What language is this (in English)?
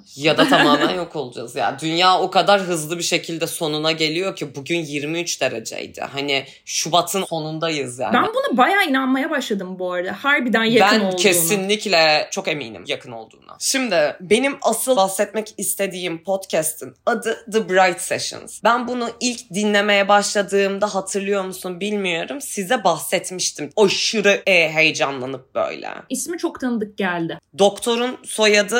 Turkish